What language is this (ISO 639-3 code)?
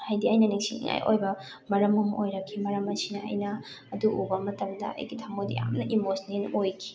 mni